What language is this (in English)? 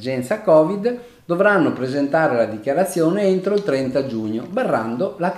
Italian